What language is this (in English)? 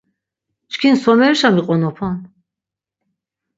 Laz